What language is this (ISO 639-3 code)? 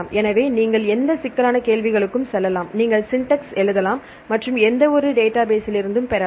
tam